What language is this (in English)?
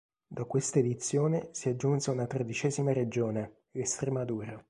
Italian